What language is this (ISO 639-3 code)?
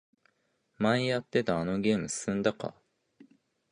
jpn